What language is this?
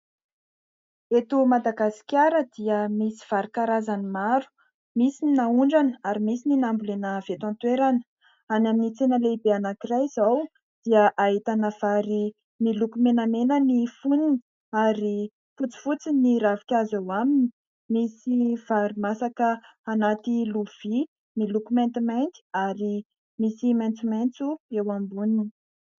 Malagasy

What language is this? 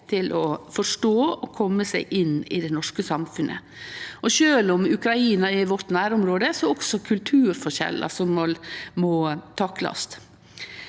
Norwegian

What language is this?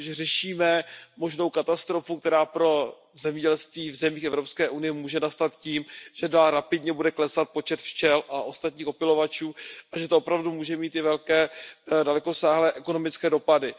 Czech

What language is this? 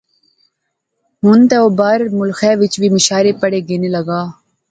Pahari-Potwari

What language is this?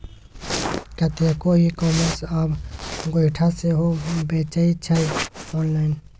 Maithili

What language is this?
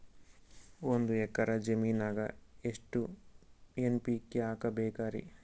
Kannada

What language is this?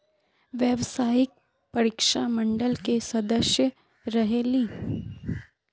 Magahi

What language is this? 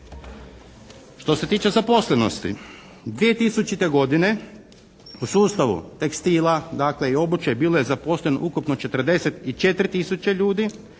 Croatian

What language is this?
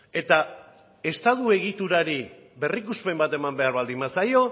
Basque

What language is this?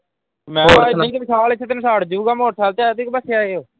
Punjabi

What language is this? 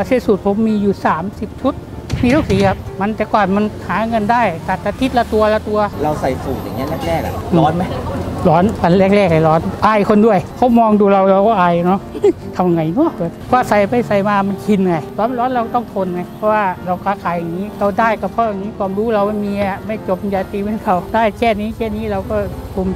Thai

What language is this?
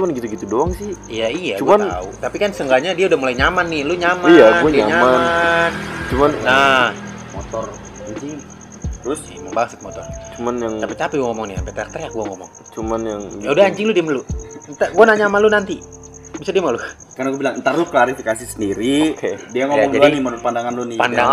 Indonesian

